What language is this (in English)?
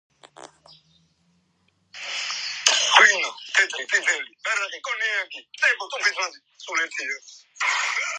Georgian